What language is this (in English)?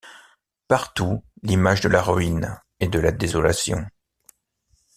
French